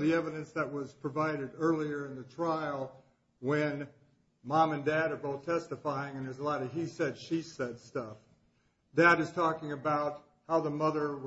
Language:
English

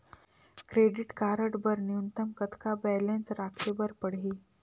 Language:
Chhattisgarhi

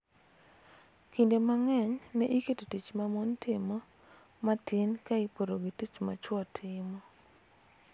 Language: Luo (Kenya and Tanzania)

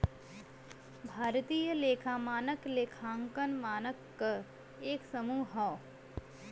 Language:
Bhojpuri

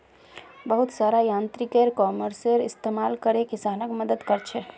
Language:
Magahi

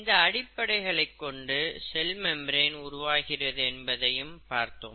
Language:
Tamil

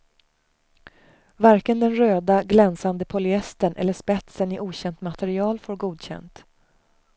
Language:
Swedish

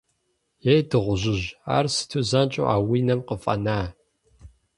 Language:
Kabardian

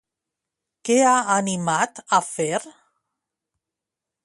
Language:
Catalan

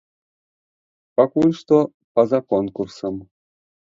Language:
Belarusian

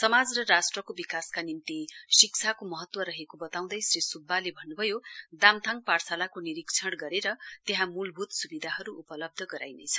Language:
Nepali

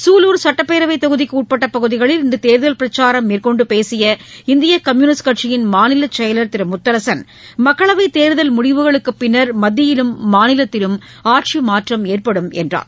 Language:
Tamil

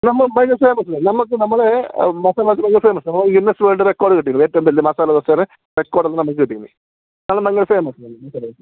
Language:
Malayalam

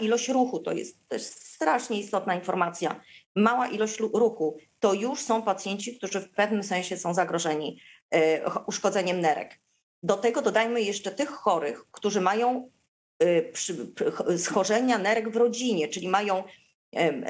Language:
Polish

